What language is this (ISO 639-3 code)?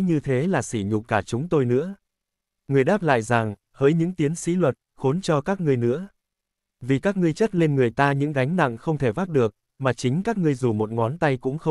vie